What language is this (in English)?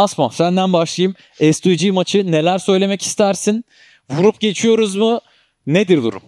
Turkish